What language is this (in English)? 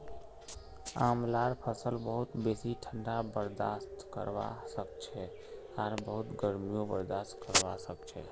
Magahi